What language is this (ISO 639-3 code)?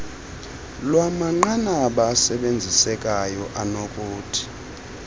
xho